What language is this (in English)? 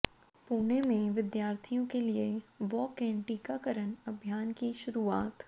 Hindi